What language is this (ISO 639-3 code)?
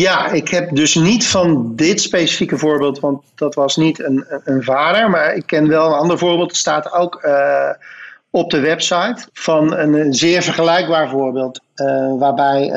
nld